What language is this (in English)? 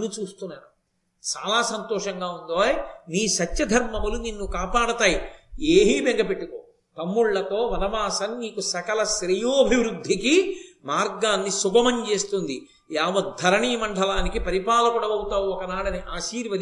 Telugu